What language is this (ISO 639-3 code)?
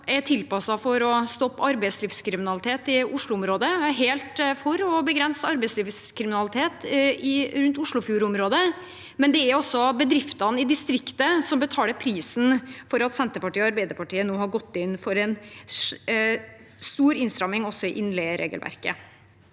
nor